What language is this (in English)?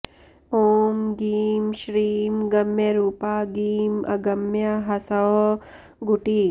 Sanskrit